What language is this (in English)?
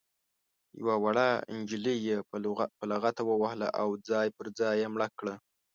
Pashto